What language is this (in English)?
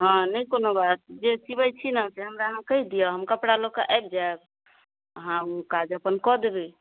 Maithili